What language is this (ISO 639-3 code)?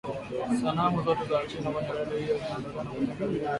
swa